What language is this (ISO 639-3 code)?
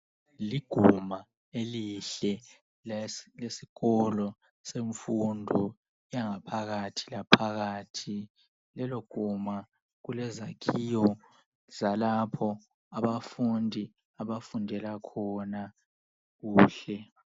nde